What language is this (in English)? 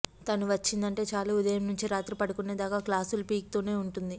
Telugu